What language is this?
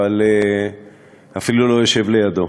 Hebrew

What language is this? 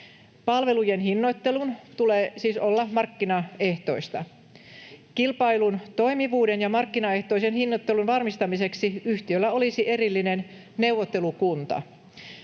Finnish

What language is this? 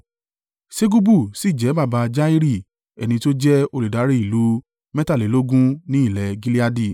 Yoruba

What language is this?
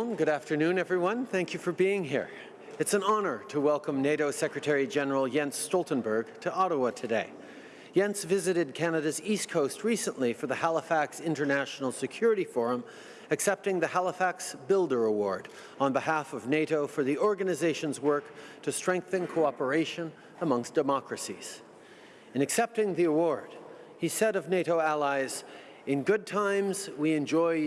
English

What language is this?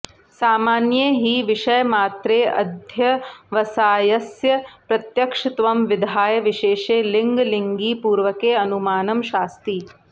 Sanskrit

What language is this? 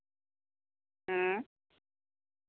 Santali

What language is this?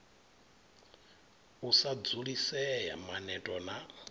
Venda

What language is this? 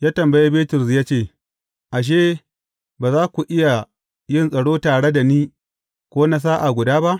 Hausa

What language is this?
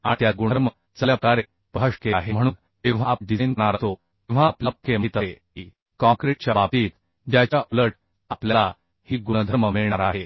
Marathi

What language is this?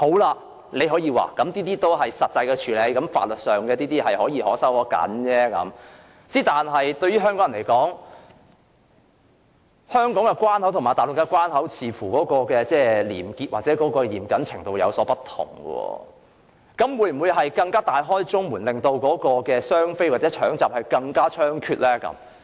Cantonese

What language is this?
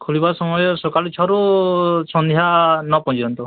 Odia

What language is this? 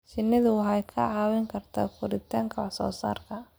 Somali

